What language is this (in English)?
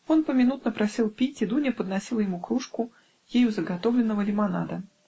Russian